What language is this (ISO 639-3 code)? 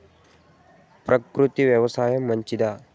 tel